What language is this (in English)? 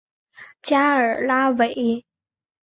Chinese